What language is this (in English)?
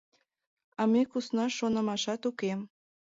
Mari